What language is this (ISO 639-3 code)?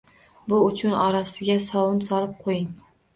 uzb